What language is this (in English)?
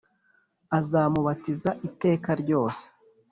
Kinyarwanda